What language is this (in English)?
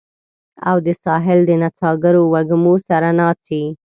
Pashto